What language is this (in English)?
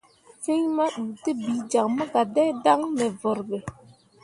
Mundang